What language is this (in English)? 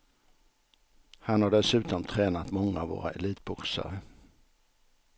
Swedish